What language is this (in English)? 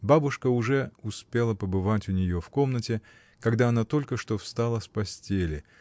Russian